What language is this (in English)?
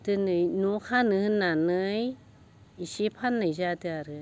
Bodo